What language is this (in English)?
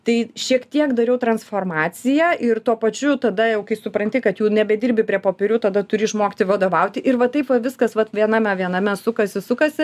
Lithuanian